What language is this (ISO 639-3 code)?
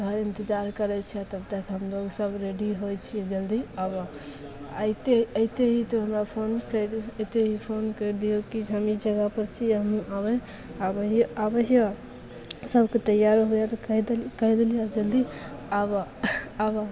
mai